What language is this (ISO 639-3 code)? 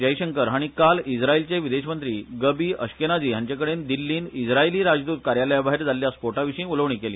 kok